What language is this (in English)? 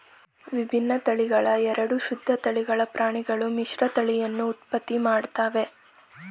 Kannada